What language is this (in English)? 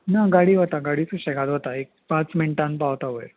Konkani